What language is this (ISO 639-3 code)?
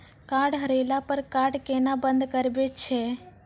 mai